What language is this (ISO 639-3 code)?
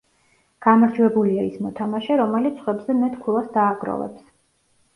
kat